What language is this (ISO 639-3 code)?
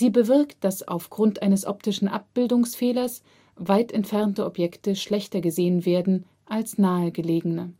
deu